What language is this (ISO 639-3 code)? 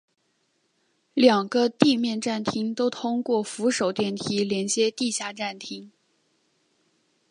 zho